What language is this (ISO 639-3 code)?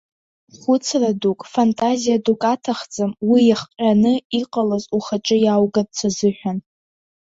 abk